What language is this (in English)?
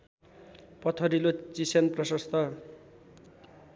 Nepali